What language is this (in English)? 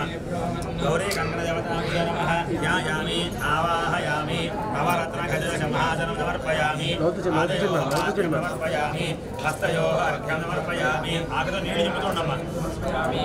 Indonesian